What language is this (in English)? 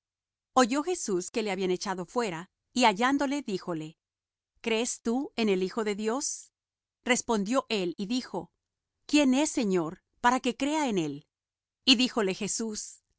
Spanish